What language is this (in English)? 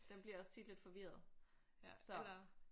Danish